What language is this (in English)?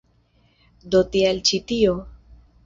Esperanto